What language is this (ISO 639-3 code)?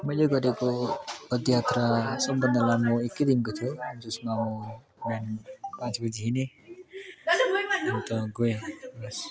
nep